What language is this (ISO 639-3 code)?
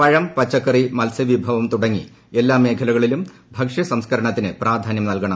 mal